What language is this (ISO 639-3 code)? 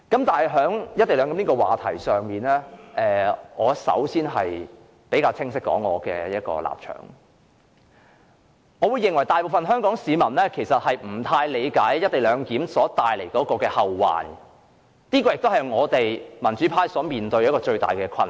yue